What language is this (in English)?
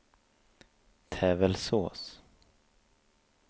Swedish